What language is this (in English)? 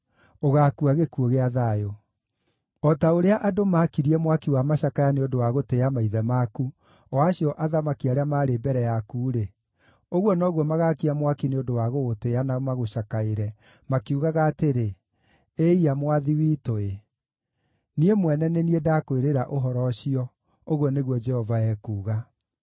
Kikuyu